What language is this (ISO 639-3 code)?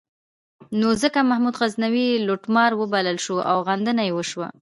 pus